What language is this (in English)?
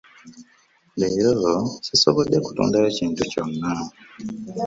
Ganda